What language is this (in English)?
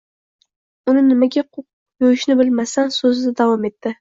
Uzbek